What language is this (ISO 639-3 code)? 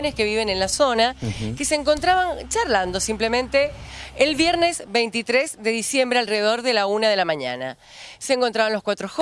spa